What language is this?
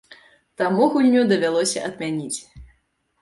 Belarusian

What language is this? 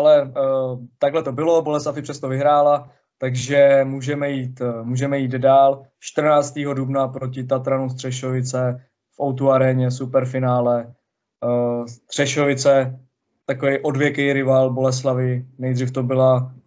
Czech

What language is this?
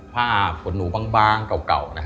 Thai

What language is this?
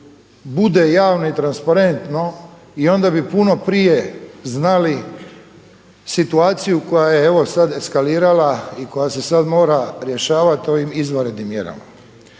Croatian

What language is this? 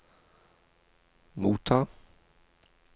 Norwegian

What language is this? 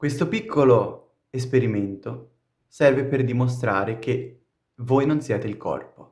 Italian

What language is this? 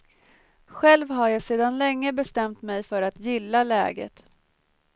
Swedish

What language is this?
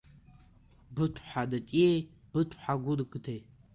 Abkhazian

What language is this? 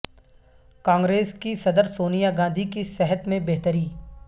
Urdu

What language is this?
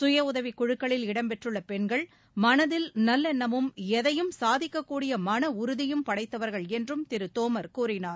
Tamil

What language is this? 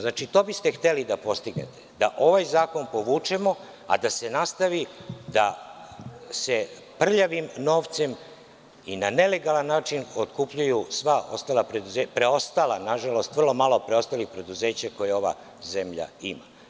Serbian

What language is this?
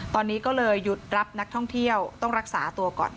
Thai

